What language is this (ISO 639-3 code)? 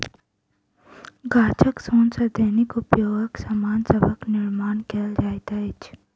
mai